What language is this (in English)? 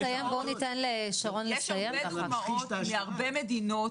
Hebrew